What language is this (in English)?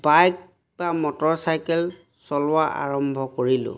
Assamese